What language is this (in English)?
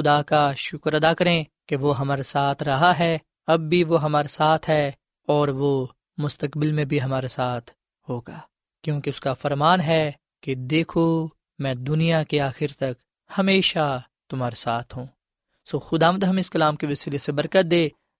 Urdu